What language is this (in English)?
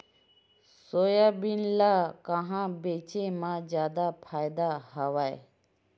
Chhattisgarhi